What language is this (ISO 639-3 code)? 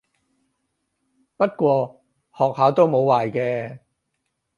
yue